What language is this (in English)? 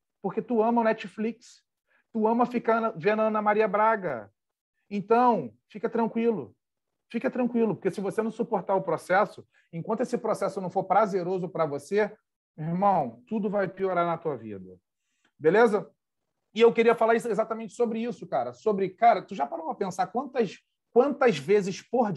Portuguese